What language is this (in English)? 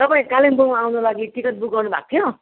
Nepali